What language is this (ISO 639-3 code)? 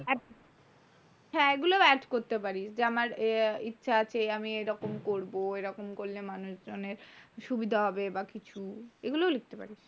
ben